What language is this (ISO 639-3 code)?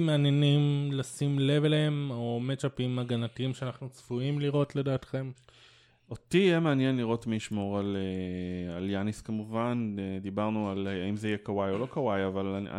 heb